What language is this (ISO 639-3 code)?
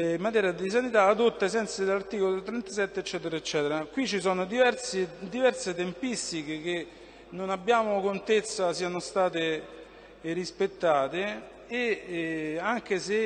ita